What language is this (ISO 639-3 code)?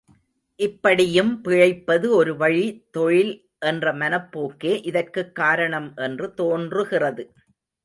tam